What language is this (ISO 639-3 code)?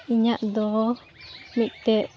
sat